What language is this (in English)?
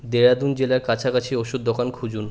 Bangla